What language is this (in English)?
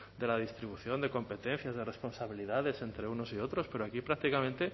Spanish